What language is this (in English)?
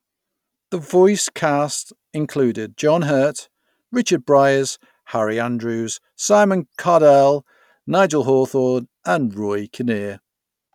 English